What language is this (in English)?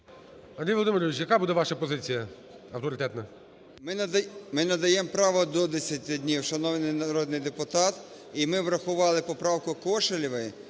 Ukrainian